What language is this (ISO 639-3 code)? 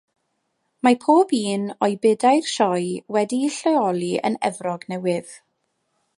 cym